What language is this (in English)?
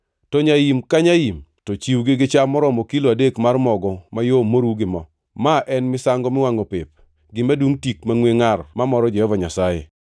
Luo (Kenya and Tanzania)